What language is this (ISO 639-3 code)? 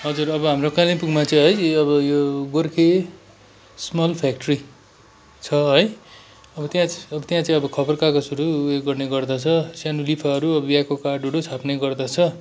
nep